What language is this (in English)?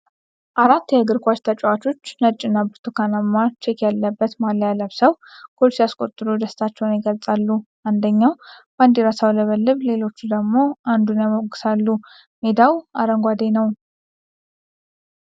Amharic